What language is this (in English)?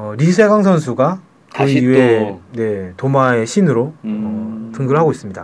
Korean